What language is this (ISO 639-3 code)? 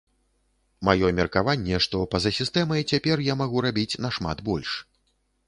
bel